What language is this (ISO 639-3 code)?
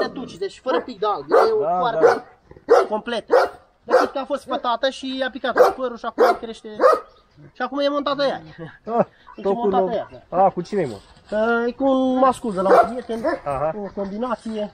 ron